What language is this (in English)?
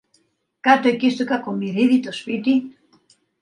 Greek